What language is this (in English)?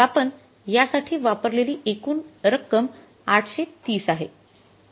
Marathi